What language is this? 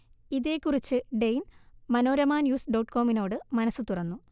Malayalam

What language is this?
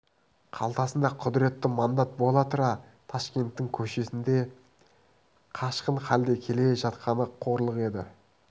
Kazakh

